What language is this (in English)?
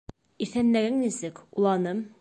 Bashkir